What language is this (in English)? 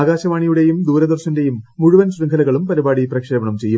Malayalam